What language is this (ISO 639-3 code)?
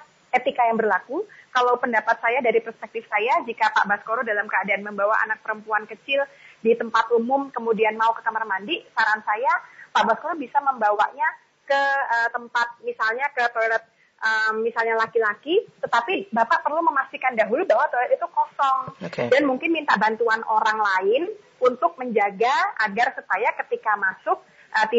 ind